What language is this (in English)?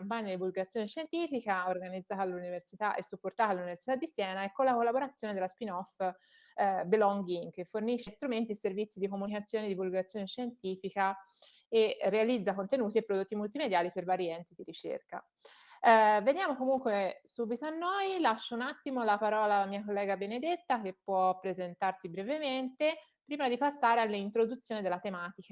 Italian